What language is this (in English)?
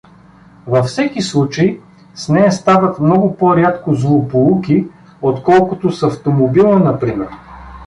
Bulgarian